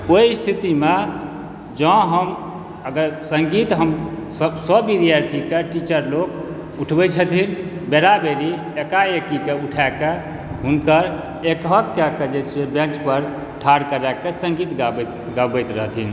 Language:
Maithili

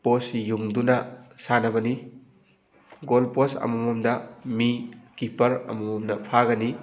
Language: Manipuri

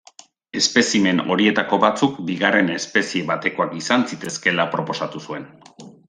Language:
Basque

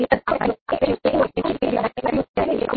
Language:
Gujarati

